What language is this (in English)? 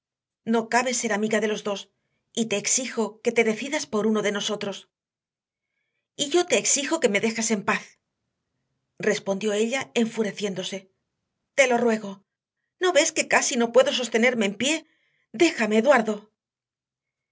Spanish